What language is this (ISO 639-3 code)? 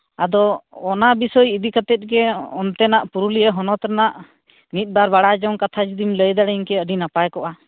sat